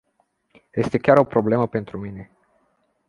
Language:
Romanian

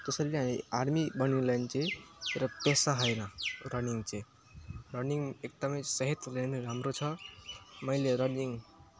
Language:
Nepali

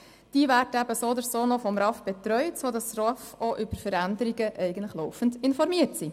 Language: Swiss German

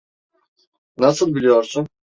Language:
Turkish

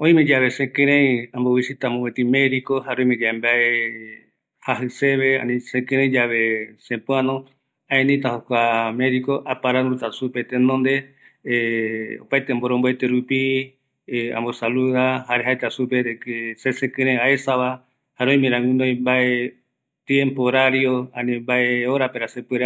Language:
Eastern Bolivian Guaraní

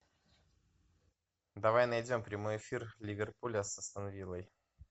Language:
Russian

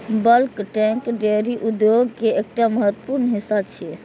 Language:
Maithili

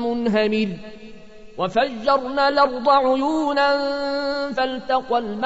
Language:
Arabic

